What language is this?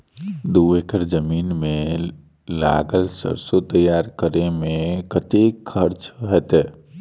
Maithili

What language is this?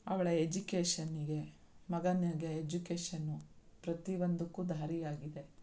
Kannada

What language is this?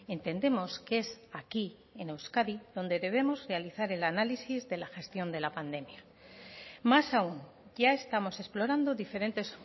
Spanish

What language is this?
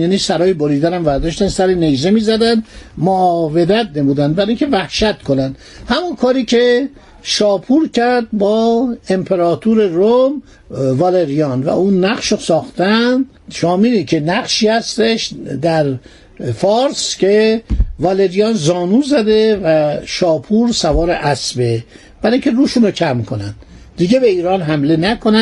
Persian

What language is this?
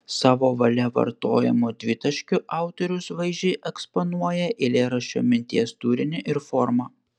Lithuanian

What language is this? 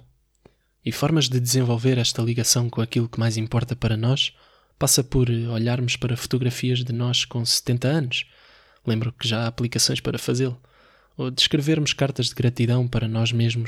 Portuguese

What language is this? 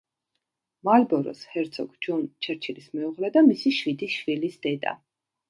Georgian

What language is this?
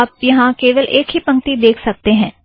Hindi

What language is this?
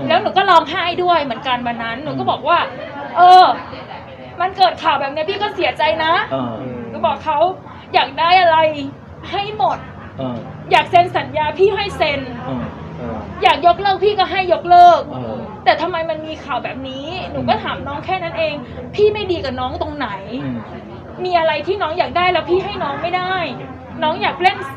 Thai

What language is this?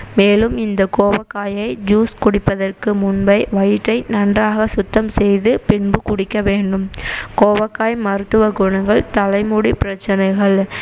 Tamil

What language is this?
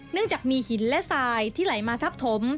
Thai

